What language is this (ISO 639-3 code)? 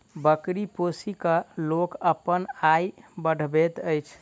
mai